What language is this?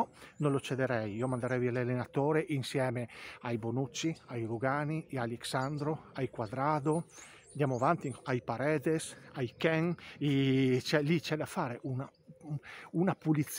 Italian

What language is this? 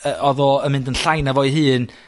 Welsh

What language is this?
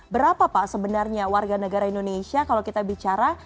Indonesian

